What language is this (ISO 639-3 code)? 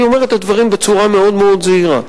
heb